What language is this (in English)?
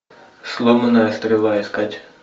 Russian